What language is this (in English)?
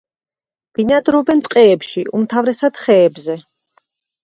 Georgian